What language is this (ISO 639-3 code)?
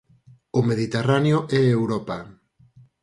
glg